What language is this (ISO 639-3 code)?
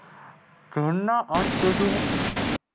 guj